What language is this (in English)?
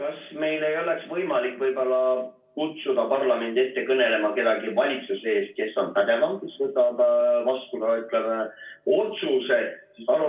Estonian